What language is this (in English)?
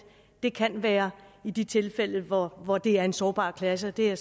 Danish